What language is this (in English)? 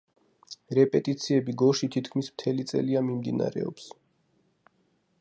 Georgian